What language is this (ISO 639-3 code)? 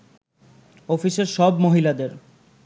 ben